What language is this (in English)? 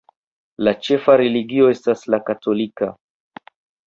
Esperanto